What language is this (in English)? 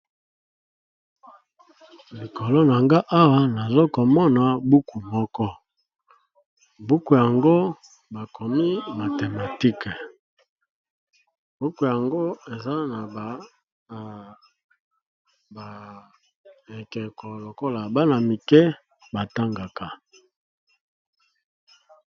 Lingala